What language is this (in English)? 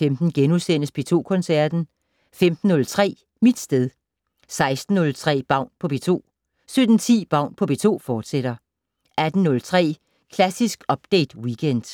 Danish